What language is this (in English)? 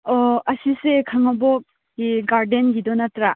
Manipuri